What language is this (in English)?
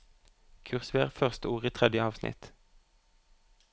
Norwegian